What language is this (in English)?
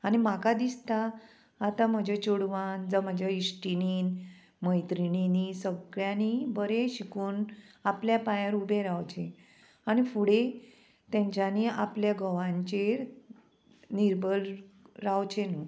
Konkani